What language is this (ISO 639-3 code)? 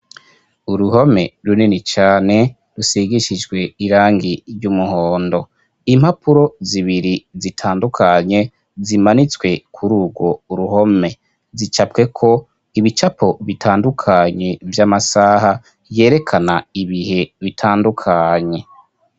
run